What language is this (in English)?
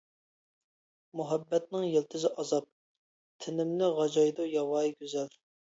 Uyghur